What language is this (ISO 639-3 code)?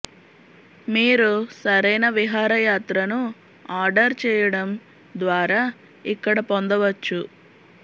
tel